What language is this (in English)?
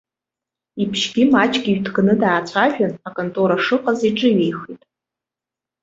Abkhazian